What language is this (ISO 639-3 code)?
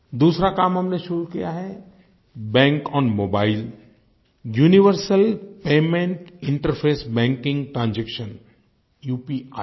hin